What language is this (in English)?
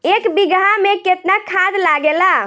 Bhojpuri